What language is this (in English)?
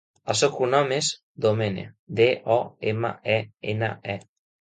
Catalan